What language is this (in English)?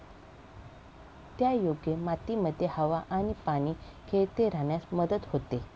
Marathi